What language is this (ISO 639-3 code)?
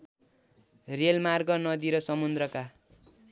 nep